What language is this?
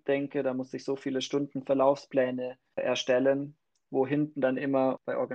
German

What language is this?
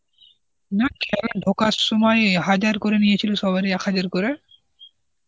Bangla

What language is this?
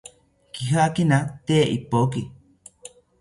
South Ucayali Ashéninka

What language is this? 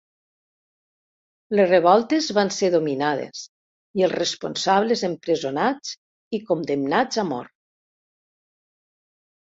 Catalan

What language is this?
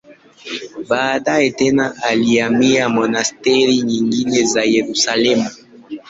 Swahili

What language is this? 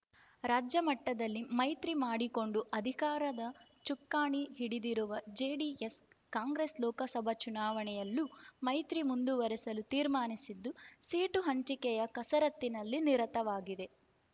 Kannada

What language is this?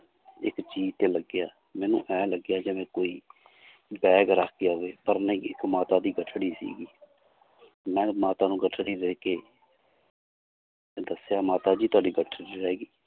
Punjabi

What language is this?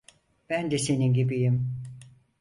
Turkish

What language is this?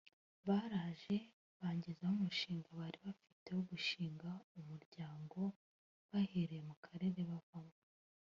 Kinyarwanda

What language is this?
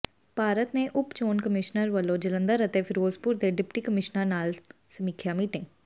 Punjabi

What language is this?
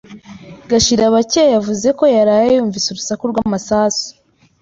Kinyarwanda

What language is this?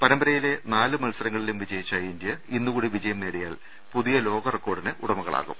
Malayalam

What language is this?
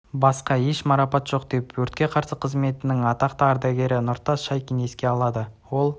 Kazakh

